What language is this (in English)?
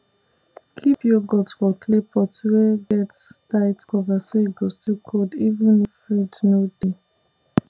Nigerian Pidgin